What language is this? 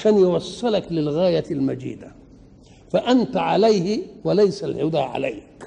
Arabic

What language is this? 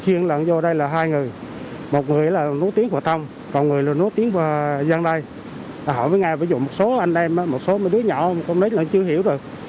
Vietnamese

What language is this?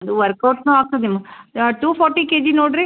Kannada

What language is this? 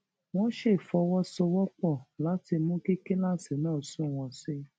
Yoruba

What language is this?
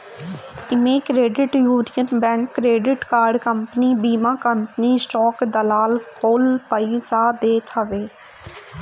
Bhojpuri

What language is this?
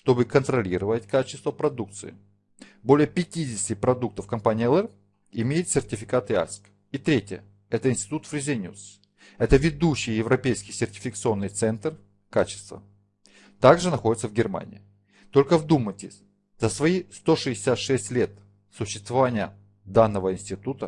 Russian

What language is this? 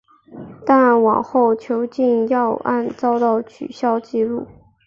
Chinese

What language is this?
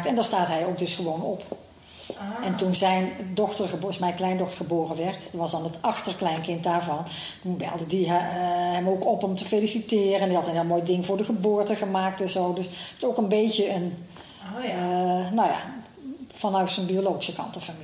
Dutch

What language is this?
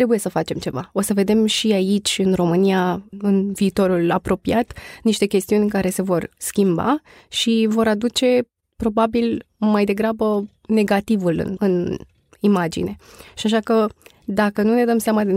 Romanian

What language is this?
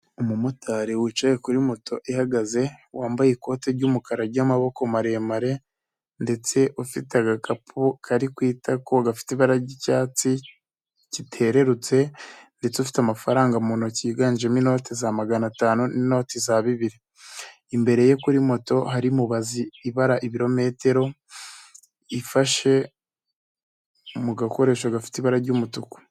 Kinyarwanda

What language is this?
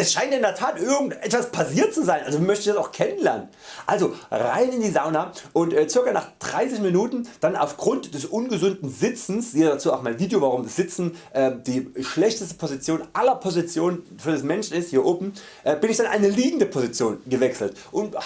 German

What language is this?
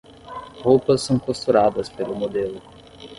Portuguese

